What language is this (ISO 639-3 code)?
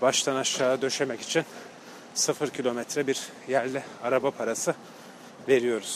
tur